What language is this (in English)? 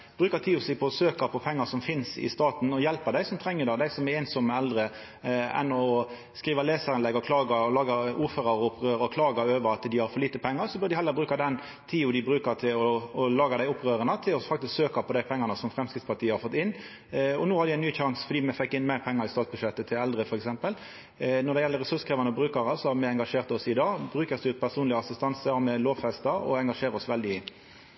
Norwegian Nynorsk